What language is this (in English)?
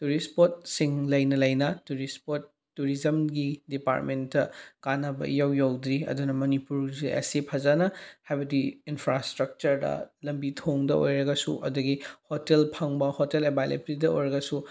Manipuri